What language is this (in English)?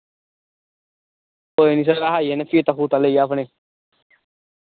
Dogri